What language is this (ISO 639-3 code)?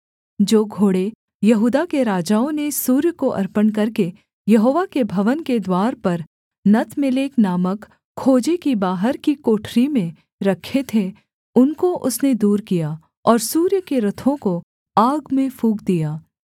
hin